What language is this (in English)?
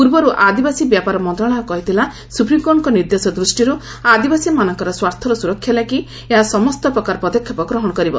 Odia